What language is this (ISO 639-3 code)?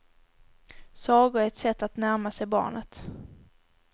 swe